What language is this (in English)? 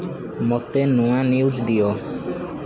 Odia